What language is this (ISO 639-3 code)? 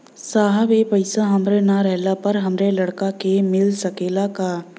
bho